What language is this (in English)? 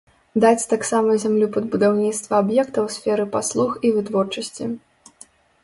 Belarusian